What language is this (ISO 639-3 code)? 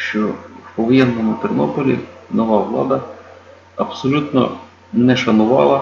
ukr